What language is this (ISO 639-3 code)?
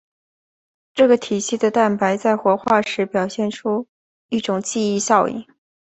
zho